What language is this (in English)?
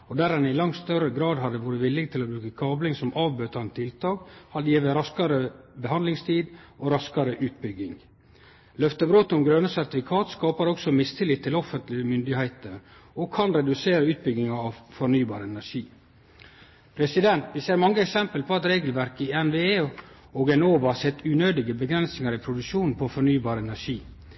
Norwegian Nynorsk